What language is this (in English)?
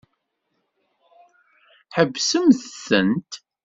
Kabyle